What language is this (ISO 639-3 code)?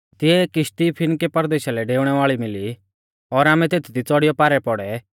bfz